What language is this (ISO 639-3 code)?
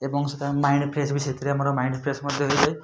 ori